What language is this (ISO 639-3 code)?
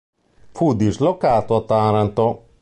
ita